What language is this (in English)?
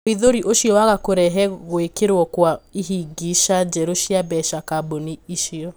Kikuyu